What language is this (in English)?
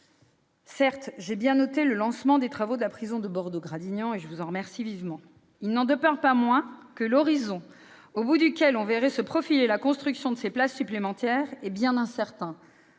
French